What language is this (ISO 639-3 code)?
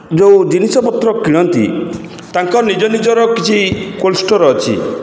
ori